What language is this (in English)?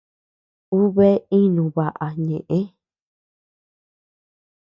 Tepeuxila Cuicatec